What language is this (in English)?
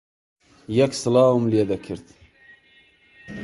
Central Kurdish